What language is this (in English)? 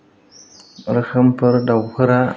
Bodo